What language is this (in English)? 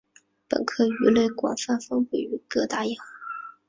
Chinese